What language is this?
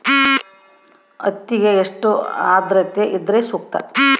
Kannada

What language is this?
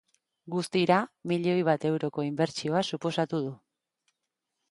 Basque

